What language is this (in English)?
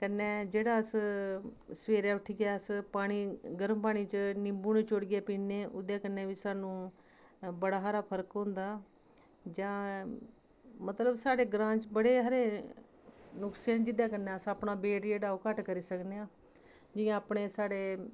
Dogri